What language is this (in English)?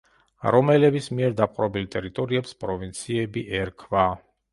Georgian